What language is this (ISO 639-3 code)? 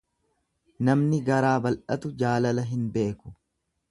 orm